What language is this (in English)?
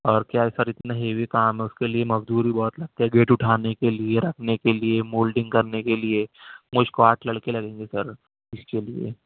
Urdu